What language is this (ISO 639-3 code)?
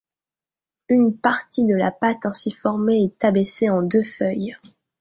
fra